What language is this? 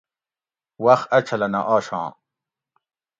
Gawri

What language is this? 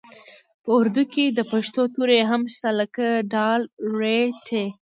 Pashto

